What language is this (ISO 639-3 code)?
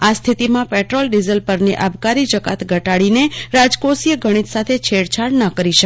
guj